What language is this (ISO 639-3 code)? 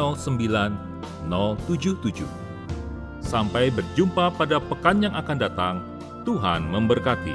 ind